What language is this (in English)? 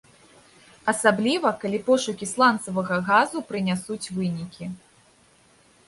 Belarusian